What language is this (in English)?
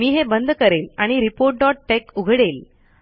Marathi